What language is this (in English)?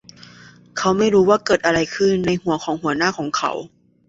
Thai